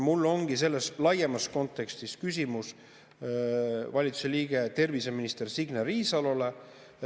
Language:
Estonian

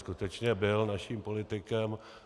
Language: Czech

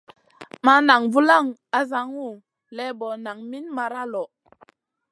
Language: Masana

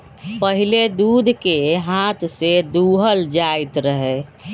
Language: Magahi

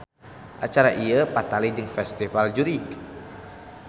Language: Sundanese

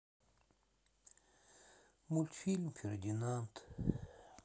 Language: Russian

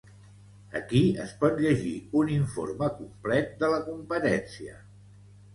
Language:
Catalan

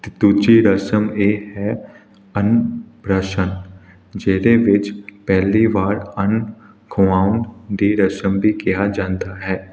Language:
Punjabi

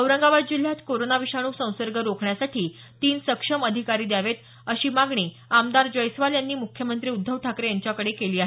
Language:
Marathi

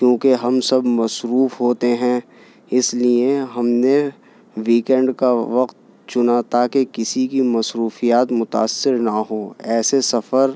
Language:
Urdu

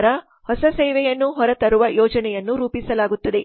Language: Kannada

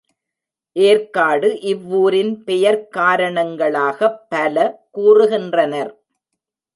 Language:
Tamil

